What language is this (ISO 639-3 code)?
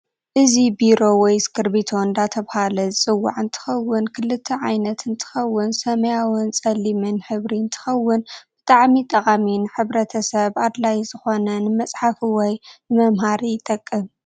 tir